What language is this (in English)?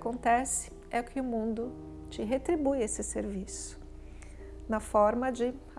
Portuguese